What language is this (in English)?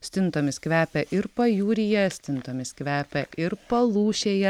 Lithuanian